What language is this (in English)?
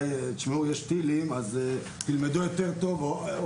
Hebrew